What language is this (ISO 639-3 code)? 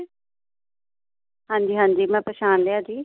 pan